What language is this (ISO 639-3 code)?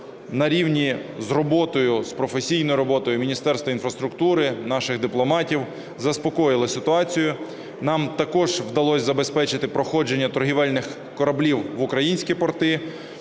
ukr